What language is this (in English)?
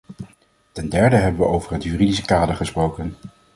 Dutch